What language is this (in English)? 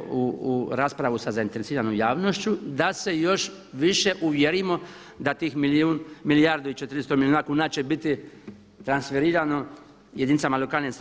Croatian